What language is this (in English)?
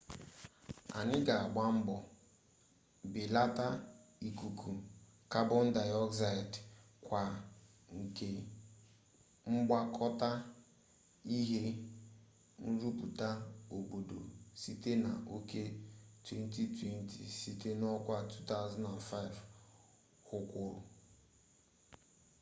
Igbo